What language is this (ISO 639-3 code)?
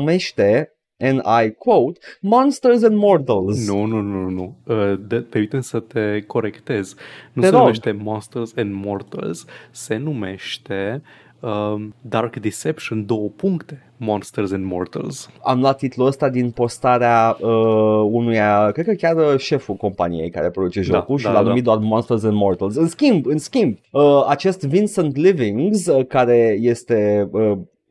ron